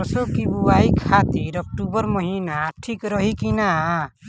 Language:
Bhojpuri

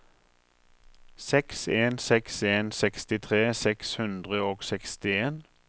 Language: Norwegian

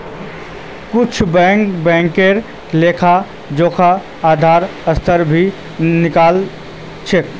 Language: Magahi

